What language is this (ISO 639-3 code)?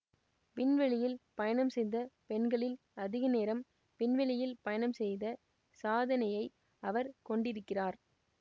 tam